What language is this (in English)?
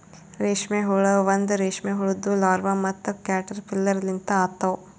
Kannada